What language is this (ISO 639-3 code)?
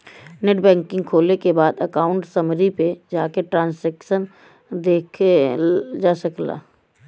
bho